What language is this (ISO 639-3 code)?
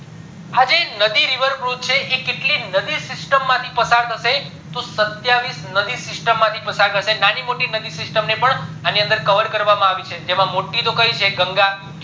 guj